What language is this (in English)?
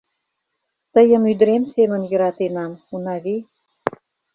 Mari